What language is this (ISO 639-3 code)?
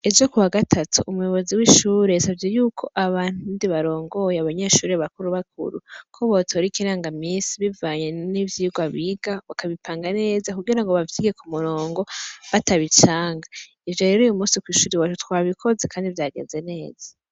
run